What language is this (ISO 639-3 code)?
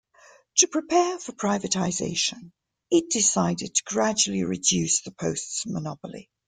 eng